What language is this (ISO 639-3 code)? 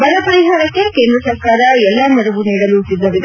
kan